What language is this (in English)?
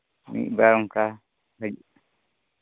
Santali